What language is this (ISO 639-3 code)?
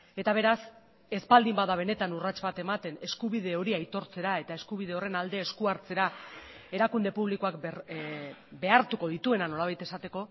eus